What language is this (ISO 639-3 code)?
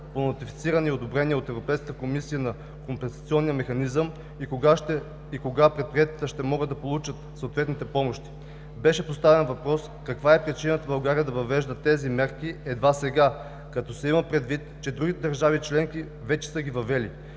bul